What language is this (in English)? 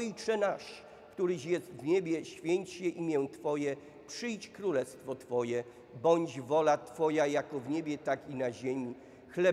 Polish